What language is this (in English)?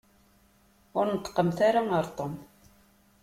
Kabyle